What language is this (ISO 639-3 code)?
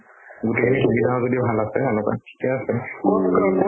asm